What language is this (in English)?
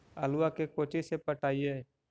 Magahi